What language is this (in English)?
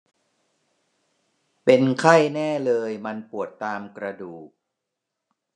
Thai